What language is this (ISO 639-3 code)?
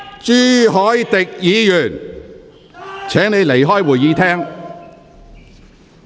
yue